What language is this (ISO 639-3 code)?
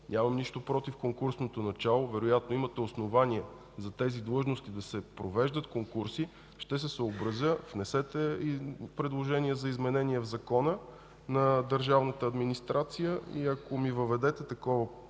bul